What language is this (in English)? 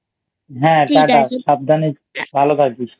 Bangla